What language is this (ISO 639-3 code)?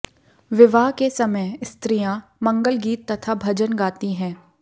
hin